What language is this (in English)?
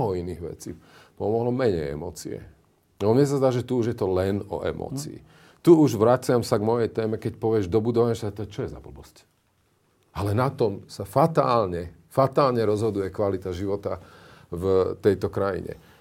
Slovak